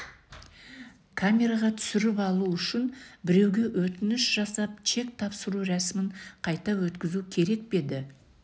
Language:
Kazakh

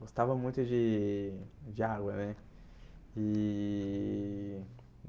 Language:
Portuguese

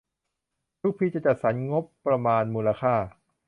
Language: Thai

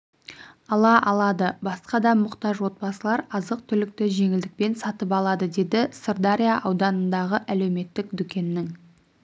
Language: Kazakh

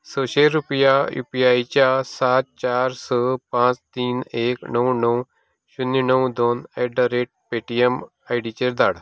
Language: Konkani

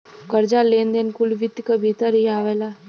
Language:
Bhojpuri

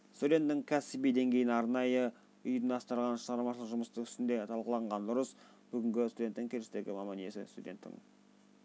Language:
Kazakh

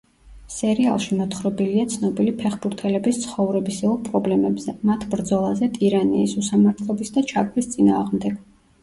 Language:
Georgian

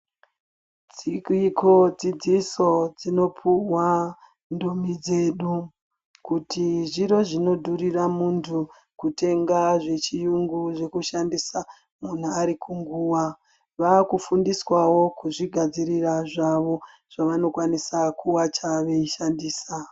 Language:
Ndau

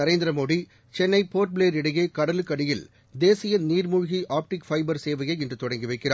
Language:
Tamil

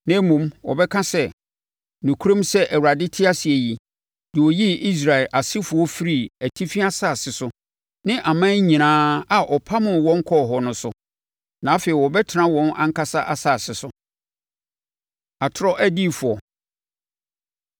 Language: Akan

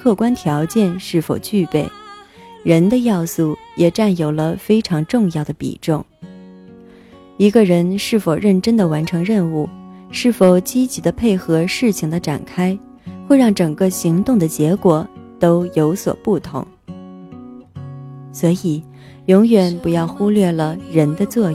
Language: Chinese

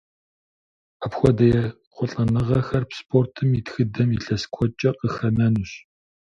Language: Kabardian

